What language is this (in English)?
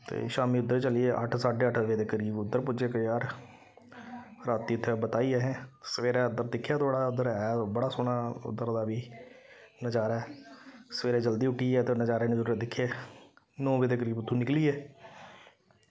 Dogri